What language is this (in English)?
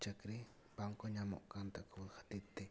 Santali